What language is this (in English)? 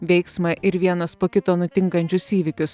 Lithuanian